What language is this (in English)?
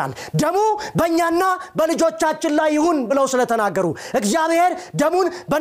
Amharic